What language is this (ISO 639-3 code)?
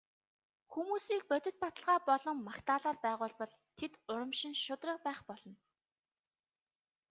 mon